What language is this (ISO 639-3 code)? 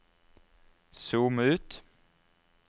nor